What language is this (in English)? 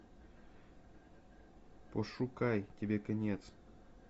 Russian